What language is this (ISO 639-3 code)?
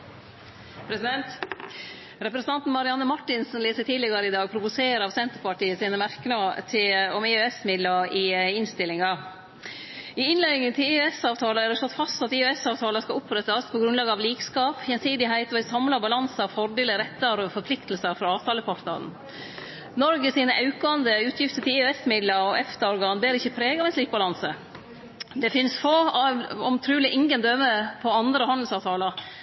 nor